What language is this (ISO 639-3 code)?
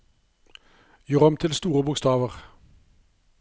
nor